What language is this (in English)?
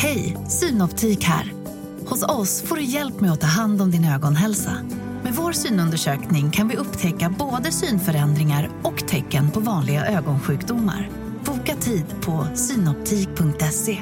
Swedish